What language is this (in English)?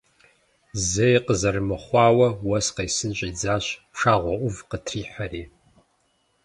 Kabardian